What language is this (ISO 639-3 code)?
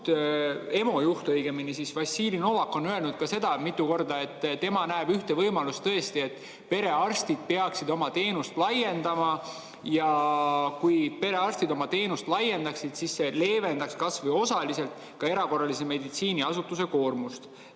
est